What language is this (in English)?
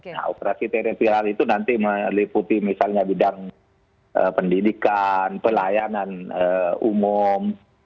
Indonesian